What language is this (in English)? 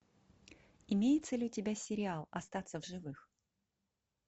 Russian